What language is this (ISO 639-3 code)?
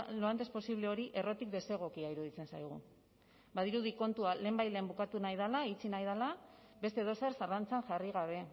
eus